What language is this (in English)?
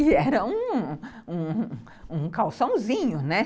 Portuguese